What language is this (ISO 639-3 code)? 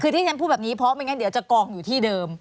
tha